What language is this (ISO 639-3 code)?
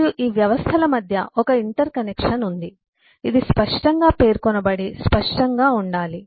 tel